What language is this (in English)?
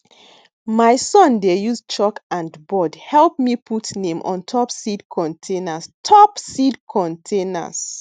Nigerian Pidgin